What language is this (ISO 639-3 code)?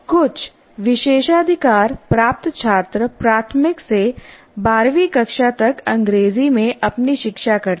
hin